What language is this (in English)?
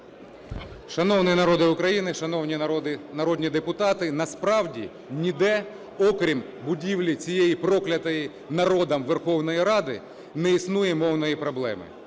Ukrainian